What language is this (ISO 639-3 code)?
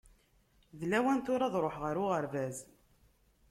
kab